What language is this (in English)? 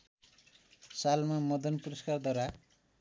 Nepali